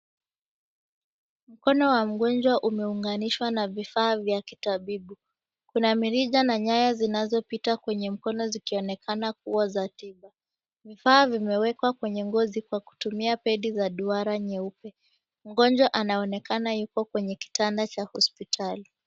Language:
Swahili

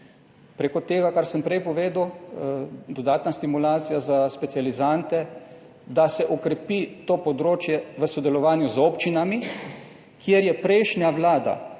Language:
Slovenian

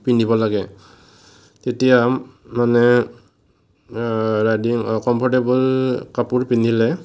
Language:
Assamese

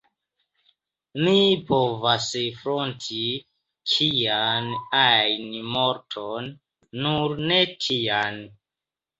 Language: Esperanto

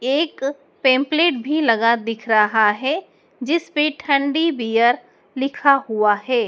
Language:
Hindi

